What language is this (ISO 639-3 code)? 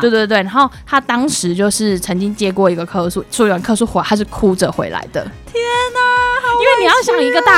zho